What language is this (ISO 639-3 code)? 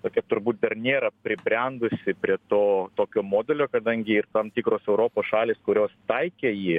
lit